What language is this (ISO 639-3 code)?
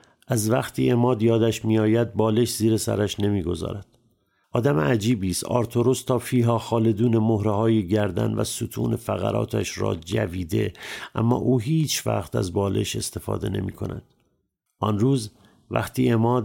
fas